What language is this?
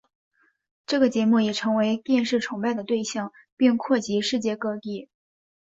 Chinese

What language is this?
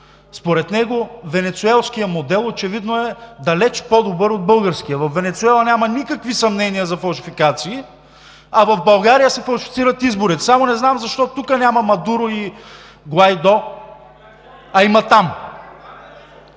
Bulgarian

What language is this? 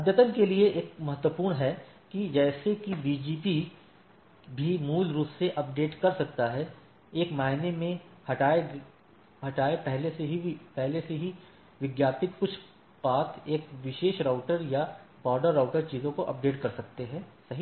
Hindi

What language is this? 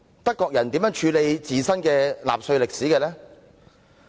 Cantonese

